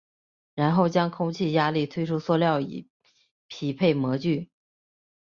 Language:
Chinese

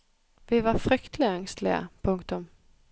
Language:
Norwegian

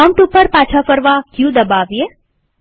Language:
Gujarati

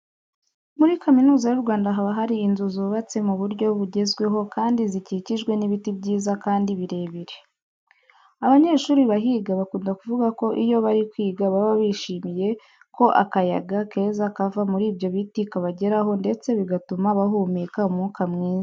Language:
Kinyarwanda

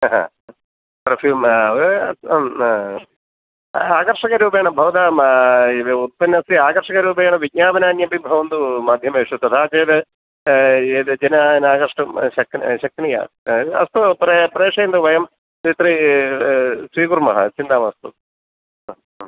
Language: Sanskrit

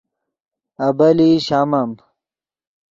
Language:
Yidgha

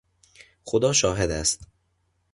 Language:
Persian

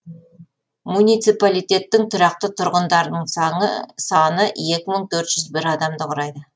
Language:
Kazakh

